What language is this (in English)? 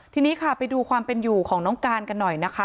Thai